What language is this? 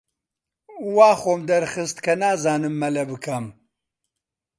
Central Kurdish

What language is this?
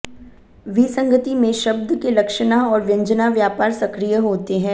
Hindi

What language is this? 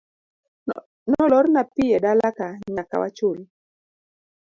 Luo (Kenya and Tanzania)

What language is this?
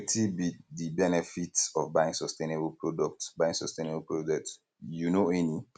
Nigerian Pidgin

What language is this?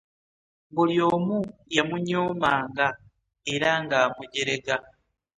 Ganda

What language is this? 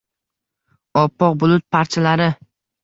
Uzbek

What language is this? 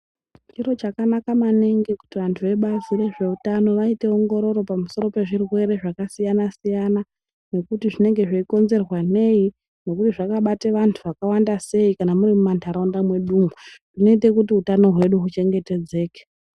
Ndau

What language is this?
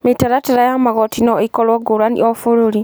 Kikuyu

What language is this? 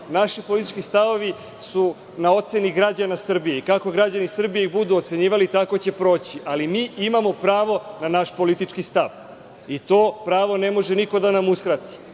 Serbian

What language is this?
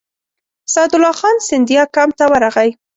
Pashto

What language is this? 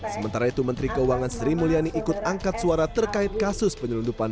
Indonesian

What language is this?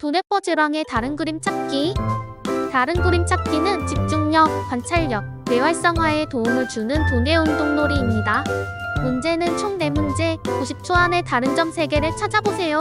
Korean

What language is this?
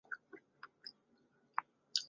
Chinese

